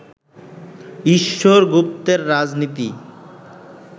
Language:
Bangla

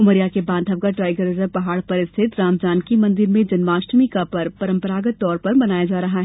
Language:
Hindi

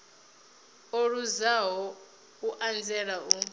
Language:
Venda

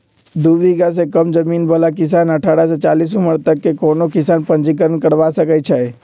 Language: Magahi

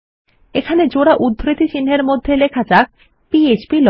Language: Bangla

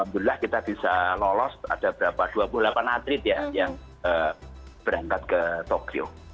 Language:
Indonesian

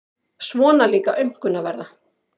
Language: Icelandic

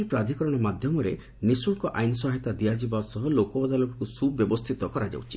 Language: Odia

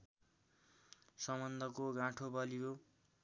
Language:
Nepali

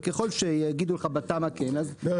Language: Hebrew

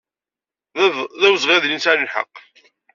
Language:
Kabyle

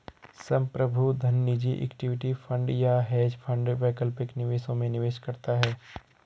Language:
Hindi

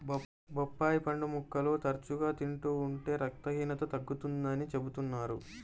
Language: Telugu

